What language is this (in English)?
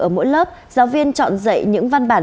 Vietnamese